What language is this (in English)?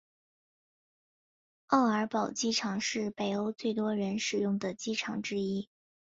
Chinese